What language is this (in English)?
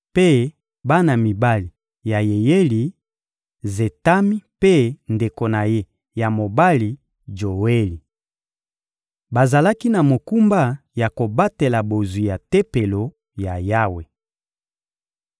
Lingala